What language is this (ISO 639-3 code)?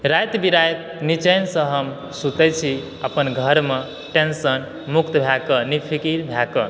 mai